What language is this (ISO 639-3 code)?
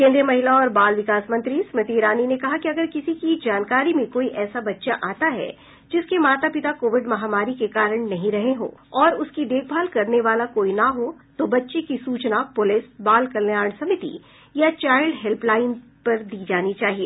hin